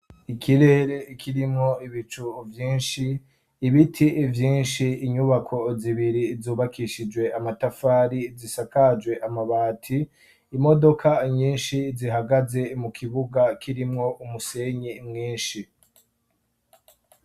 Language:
Rundi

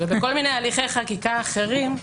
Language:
Hebrew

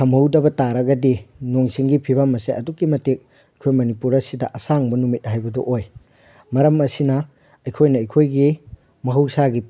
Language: Manipuri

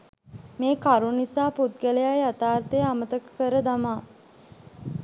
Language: Sinhala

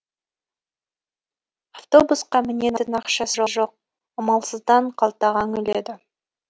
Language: Kazakh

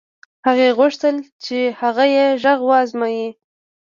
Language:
Pashto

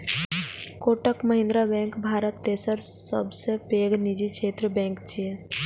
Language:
Maithili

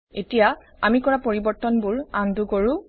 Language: Assamese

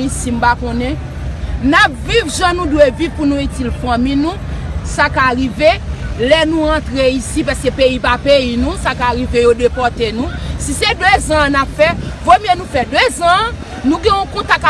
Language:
French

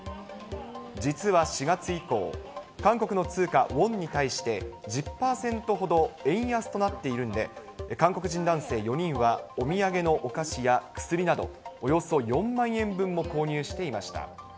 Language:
Japanese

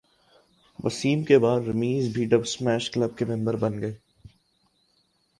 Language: Urdu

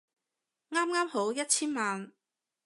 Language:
Cantonese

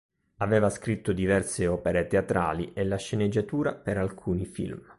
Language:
Italian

